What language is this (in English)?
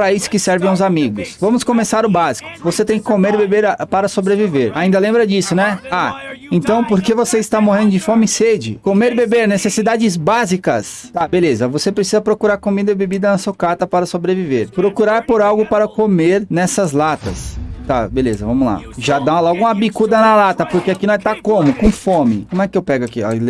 Portuguese